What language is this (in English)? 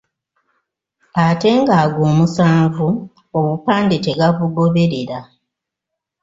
Ganda